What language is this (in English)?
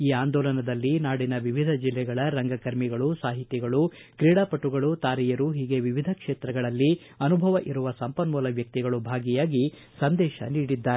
Kannada